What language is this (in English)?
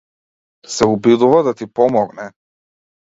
Macedonian